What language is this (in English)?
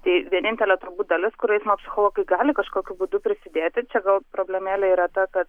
Lithuanian